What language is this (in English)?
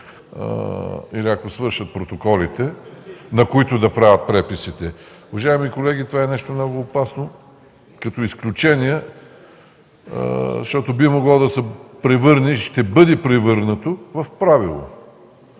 Bulgarian